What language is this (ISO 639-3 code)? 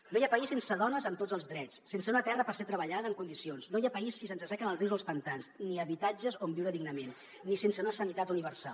cat